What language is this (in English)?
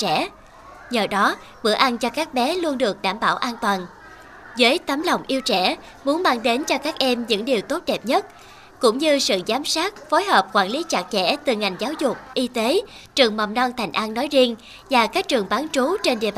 Vietnamese